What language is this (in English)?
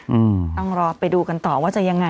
Thai